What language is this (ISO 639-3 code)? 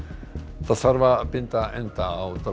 isl